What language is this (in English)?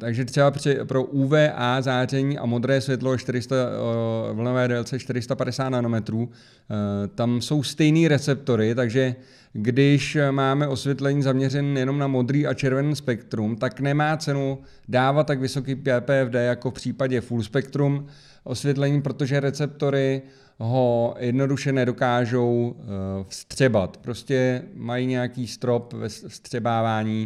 Czech